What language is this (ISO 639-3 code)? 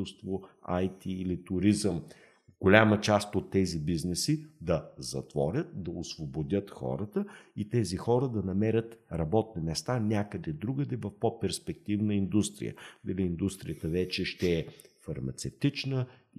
bul